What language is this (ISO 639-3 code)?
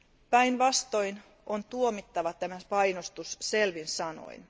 fin